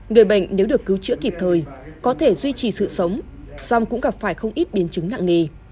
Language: Vietnamese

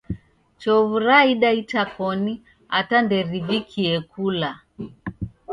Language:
Taita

